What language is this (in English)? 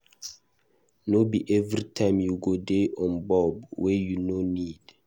Nigerian Pidgin